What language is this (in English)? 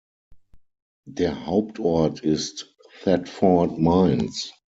German